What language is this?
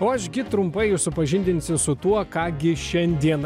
Lithuanian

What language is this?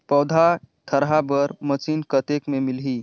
Chhattisgarhi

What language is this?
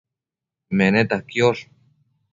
Matsés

